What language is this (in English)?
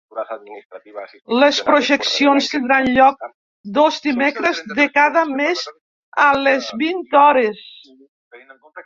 Catalan